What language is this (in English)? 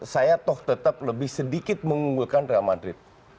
Indonesian